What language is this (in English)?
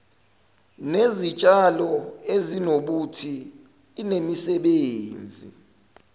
Zulu